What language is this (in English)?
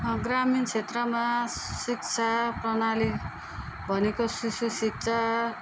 Nepali